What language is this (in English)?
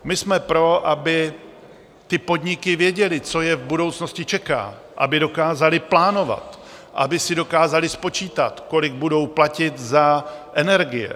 Czech